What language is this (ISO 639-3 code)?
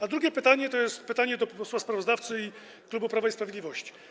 pol